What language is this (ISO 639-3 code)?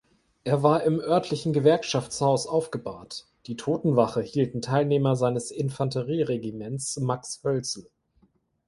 deu